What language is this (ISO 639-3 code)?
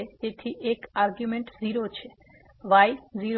guj